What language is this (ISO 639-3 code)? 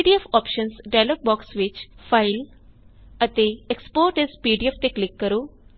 pan